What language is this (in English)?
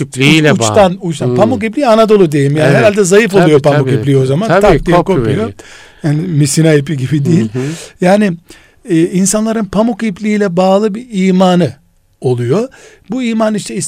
Turkish